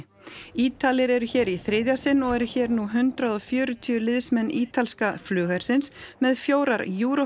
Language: Icelandic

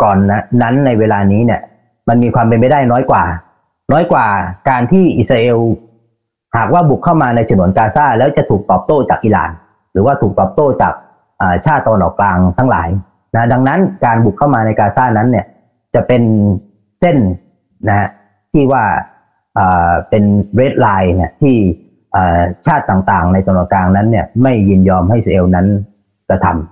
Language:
Thai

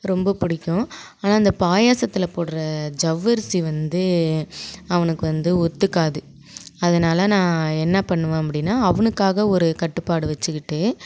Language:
Tamil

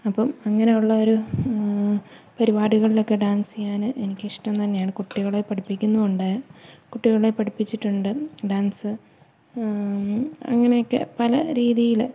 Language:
Malayalam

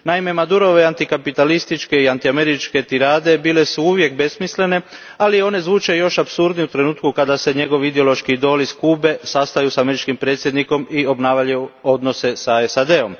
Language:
Croatian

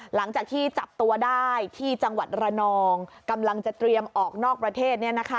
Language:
Thai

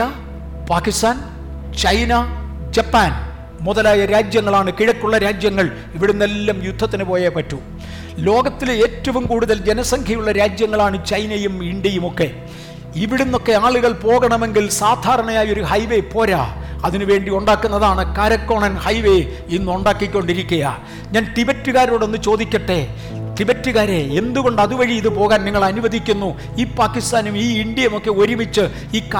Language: Malayalam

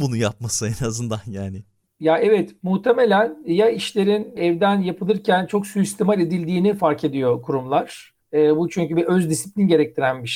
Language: Turkish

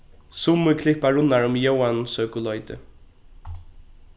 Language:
Faroese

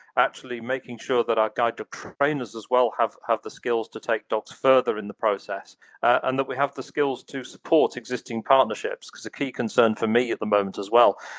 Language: English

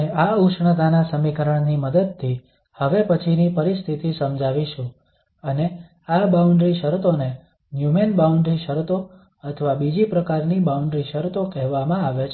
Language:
Gujarati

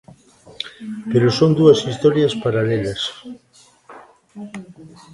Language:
Galician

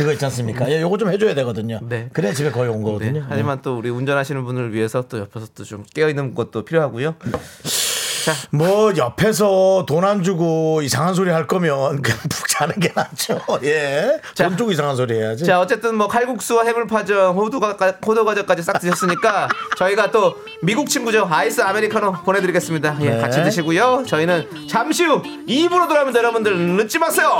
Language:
Korean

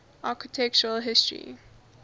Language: English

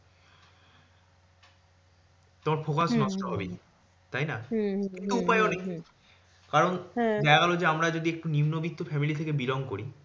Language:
Bangla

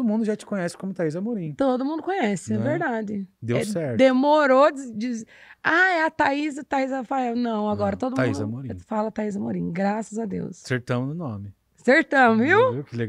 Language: Portuguese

